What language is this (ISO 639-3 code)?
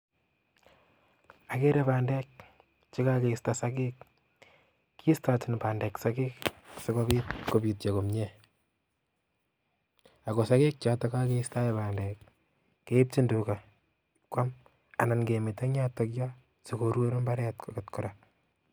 kln